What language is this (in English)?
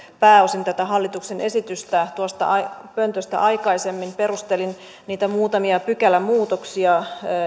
Finnish